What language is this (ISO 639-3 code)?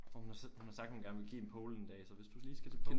dan